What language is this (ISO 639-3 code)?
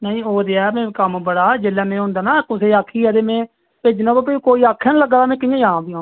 doi